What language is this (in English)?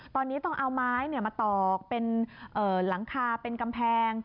Thai